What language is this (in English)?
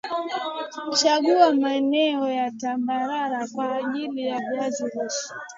Swahili